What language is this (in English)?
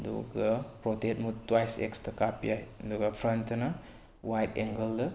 Manipuri